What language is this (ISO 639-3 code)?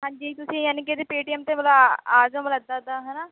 pan